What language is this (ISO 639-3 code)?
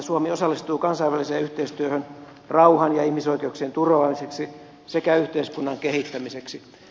fin